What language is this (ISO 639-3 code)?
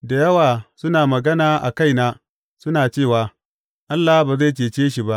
hau